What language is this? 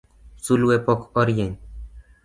Luo (Kenya and Tanzania)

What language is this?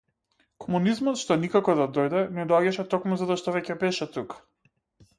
Macedonian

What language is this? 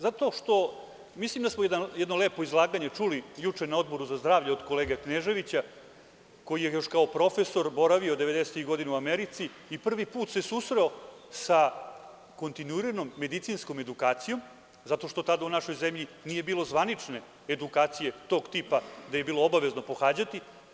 Serbian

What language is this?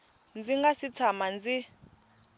Tsonga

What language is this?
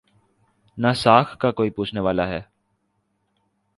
Urdu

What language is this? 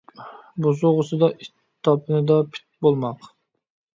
Uyghur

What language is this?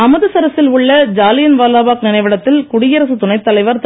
Tamil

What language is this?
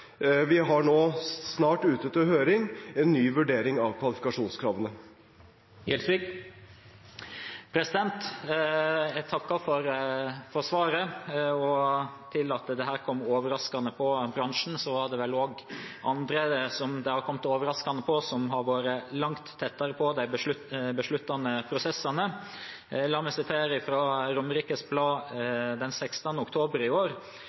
Norwegian Bokmål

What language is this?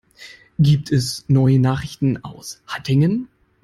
German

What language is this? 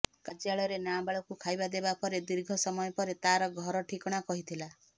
Odia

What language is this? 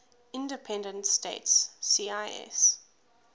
English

